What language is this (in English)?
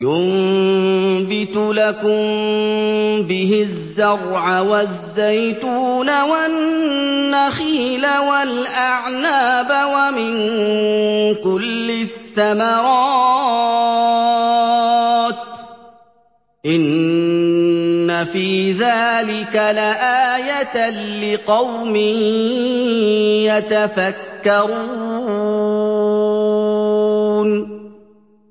Arabic